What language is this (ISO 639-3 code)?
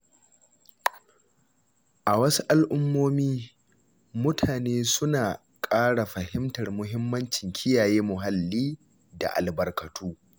hau